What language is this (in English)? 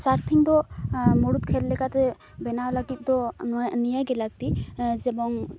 Santali